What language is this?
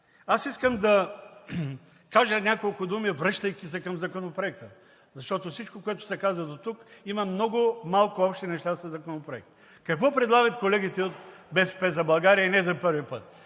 Bulgarian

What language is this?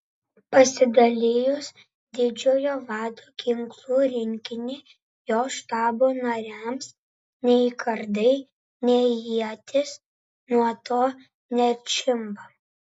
Lithuanian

